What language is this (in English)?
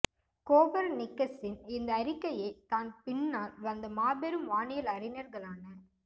Tamil